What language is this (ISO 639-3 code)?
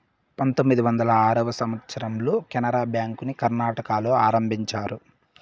tel